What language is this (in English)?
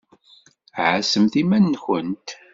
Kabyle